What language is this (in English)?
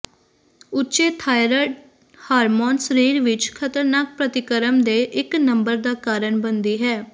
Punjabi